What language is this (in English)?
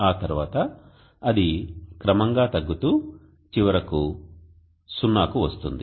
Telugu